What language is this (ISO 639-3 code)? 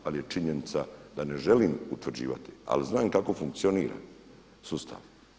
hrv